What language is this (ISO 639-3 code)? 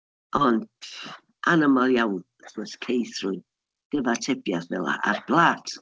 cym